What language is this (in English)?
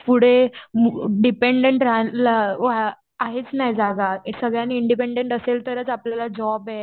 Marathi